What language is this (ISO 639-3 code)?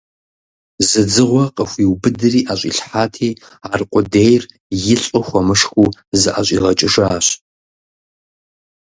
kbd